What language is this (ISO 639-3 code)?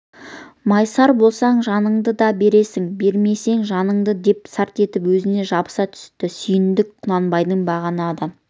kaz